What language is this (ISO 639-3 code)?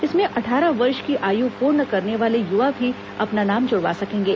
hin